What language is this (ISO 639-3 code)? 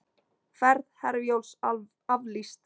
isl